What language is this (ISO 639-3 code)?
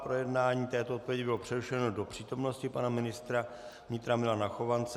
ces